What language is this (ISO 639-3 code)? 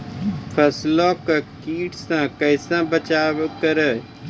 mai